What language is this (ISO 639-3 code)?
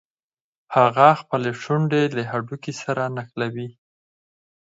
pus